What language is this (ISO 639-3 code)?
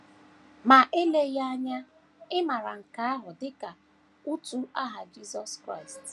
ibo